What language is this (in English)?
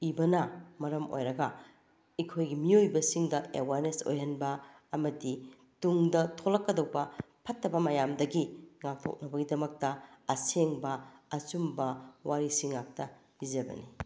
Manipuri